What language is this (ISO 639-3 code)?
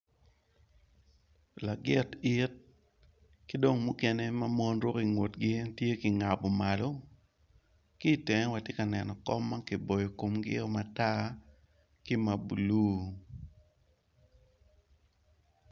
ach